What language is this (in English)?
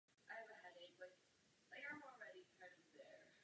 Czech